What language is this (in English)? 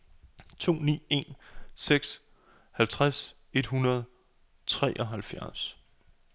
Danish